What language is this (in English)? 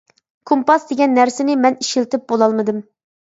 Uyghur